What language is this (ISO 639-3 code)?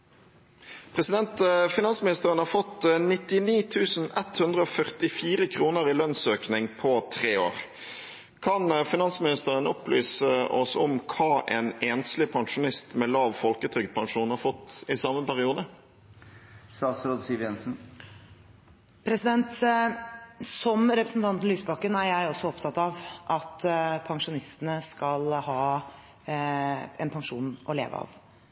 nor